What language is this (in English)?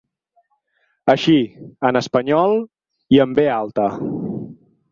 Catalan